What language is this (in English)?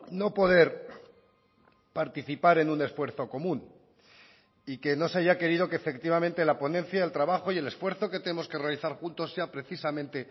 Spanish